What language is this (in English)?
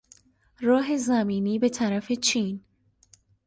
Persian